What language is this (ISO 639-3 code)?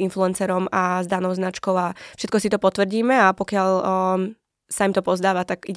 slk